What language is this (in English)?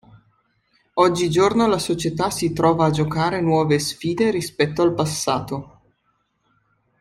Italian